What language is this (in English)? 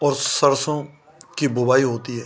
Hindi